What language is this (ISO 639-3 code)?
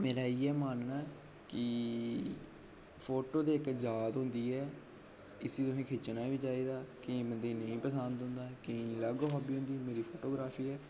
doi